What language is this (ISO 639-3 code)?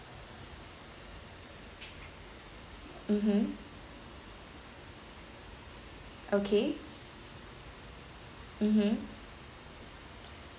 eng